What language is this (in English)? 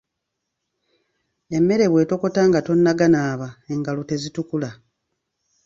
Ganda